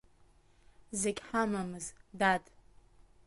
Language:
Abkhazian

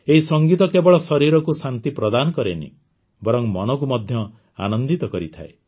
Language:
Odia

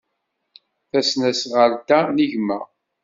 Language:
Kabyle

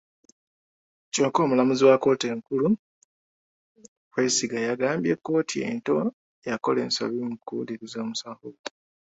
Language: Ganda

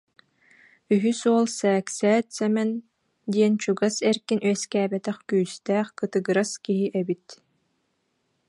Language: Yakut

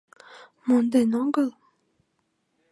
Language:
Mari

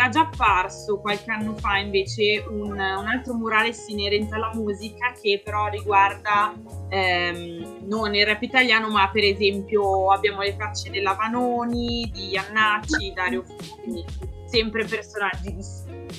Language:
Italian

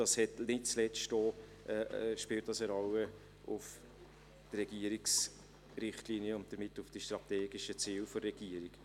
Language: Swiss German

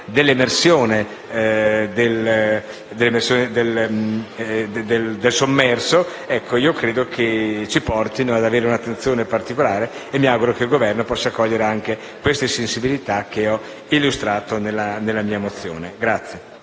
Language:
Italian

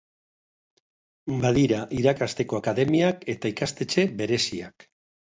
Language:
Basque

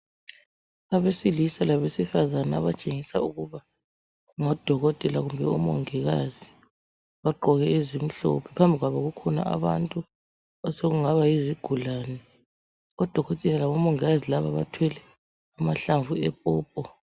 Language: North Ndebele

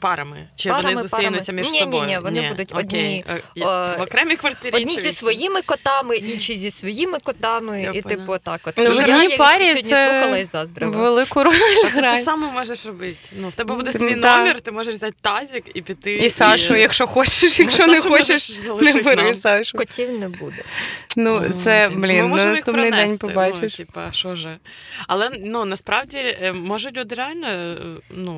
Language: Ukrainian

